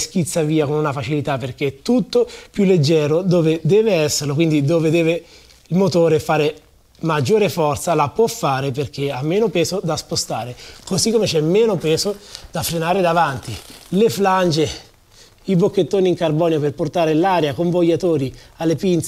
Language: Italian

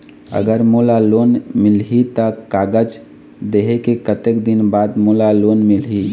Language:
Chhattisgarhi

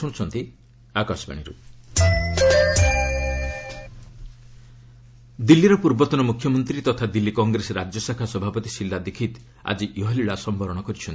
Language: Odia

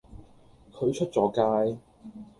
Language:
Cantonese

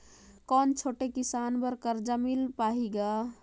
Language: Chhattisgarhi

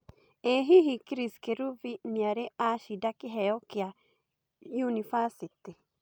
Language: Kikuyu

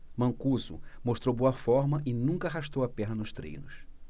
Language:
Portuguese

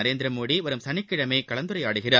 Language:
Tamil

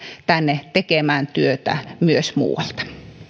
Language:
Finnish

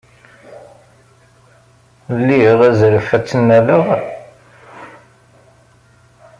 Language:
Kabyle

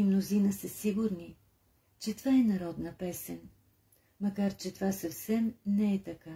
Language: Bulgarian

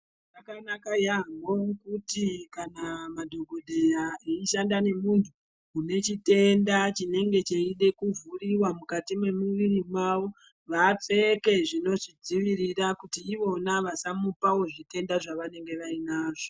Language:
Ndau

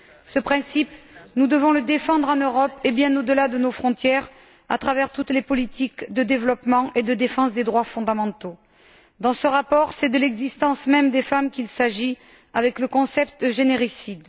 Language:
French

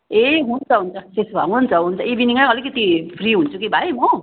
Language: Nepali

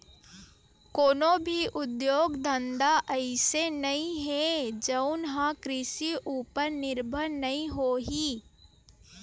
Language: Chhattisgarhi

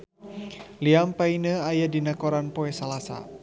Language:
Sundanese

